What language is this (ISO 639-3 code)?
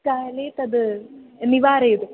san